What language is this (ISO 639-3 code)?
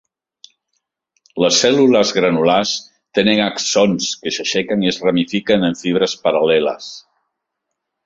cat